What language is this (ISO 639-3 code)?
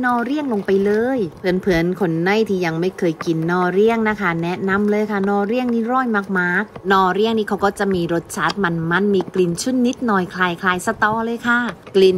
tha